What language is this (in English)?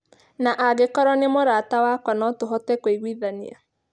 Kikuyu